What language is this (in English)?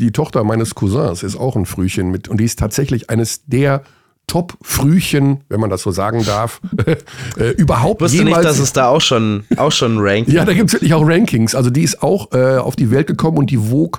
German